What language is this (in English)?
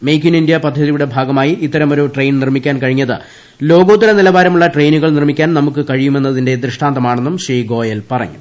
Malayalam